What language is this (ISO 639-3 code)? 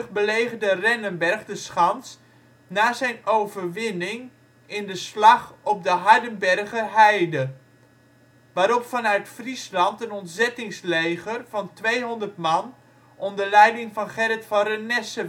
nld